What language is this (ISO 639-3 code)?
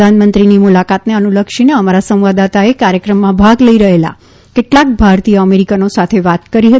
guj